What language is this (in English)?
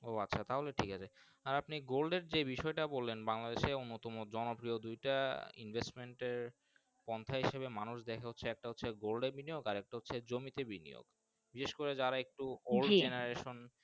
Bangla